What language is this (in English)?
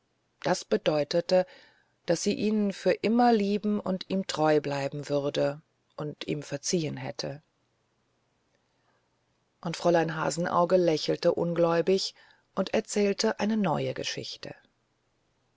German